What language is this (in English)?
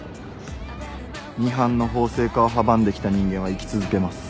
Japanese